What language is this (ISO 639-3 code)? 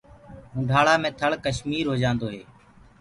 ggg